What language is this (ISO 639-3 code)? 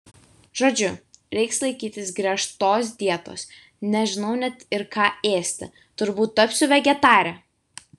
lit